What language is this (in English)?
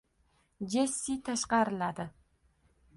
Uzbek